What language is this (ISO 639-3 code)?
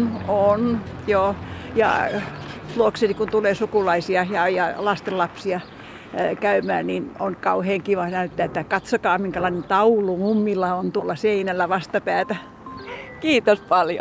fin